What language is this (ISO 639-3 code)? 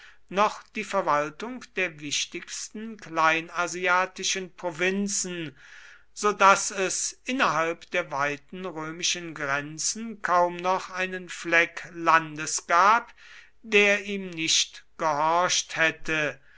deu